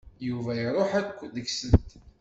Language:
Kabyle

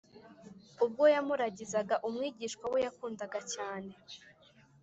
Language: Kinyarwanda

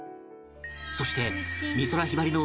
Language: Japanese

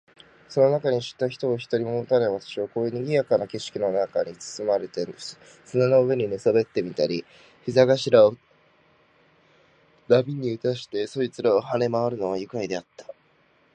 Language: Japanese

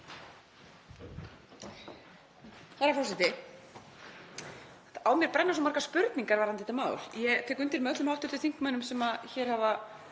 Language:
Icelandic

